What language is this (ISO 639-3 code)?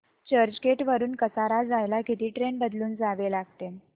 mar